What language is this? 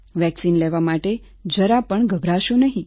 Gujarati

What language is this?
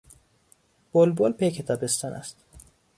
Persian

